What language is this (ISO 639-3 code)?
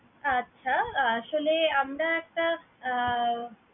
ben